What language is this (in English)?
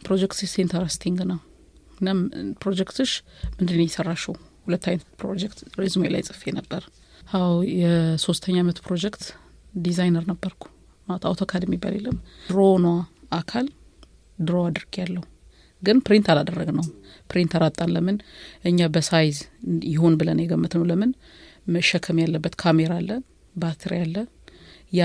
Amharic